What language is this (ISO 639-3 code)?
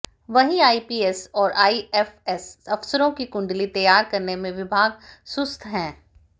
hin